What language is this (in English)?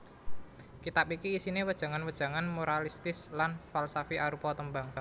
Javanese